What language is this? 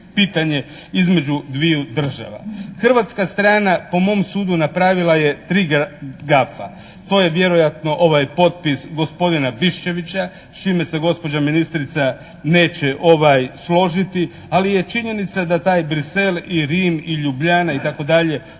Croatian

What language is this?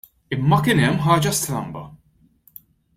Maltese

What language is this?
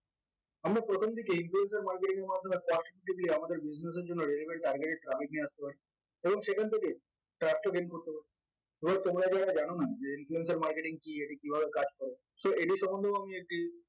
Bangla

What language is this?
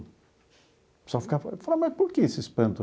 Portuguese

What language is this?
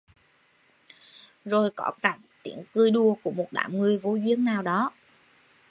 Vietnamese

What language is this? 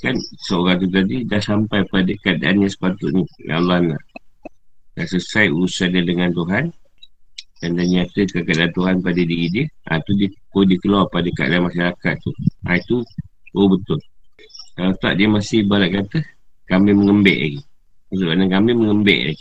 Malay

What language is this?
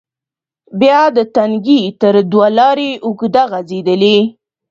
Pashto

